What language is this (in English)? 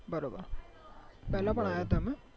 Gujarati